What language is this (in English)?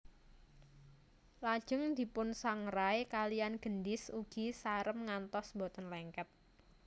Javanese